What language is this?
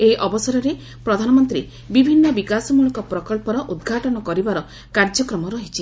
Odia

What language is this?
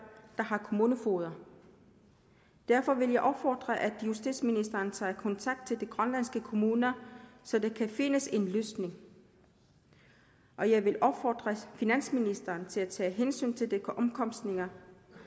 Danish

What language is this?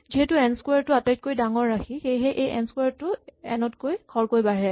Assamese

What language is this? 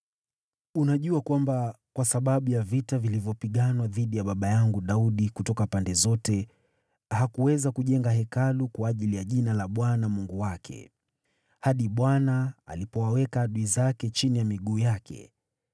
Swahili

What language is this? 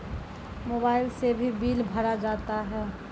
Maithili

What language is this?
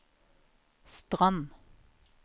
Norwegian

